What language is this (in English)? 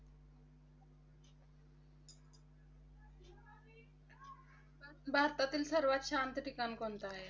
Marathi